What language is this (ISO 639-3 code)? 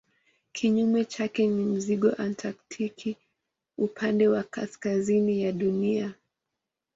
swa